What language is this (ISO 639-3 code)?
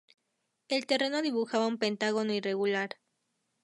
spa